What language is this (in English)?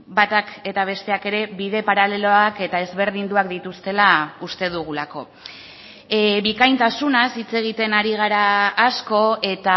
Basque